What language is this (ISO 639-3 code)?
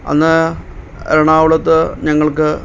mal